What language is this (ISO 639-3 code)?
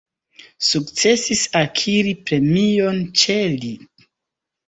epo